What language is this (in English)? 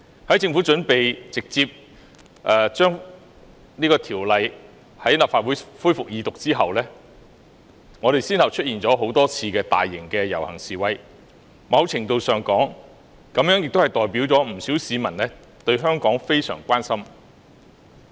Cantonese